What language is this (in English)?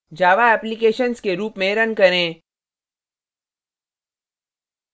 Hindi